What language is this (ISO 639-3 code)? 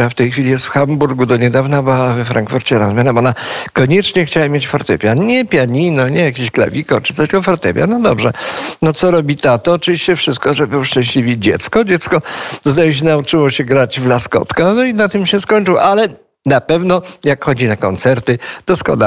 pol